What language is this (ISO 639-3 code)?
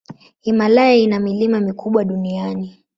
swa